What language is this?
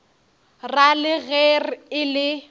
Northern Sotho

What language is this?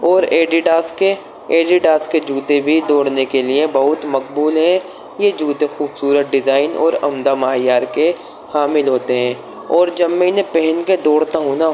Urdu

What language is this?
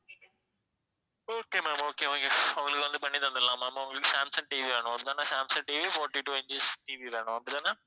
Tamil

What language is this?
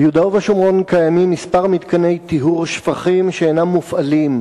Hebrew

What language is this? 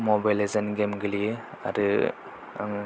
Bodo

